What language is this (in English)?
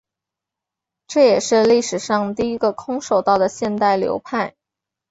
Chinese